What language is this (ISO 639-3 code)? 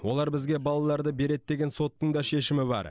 kaz